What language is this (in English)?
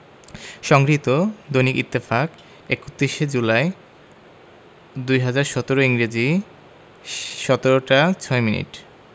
Bangla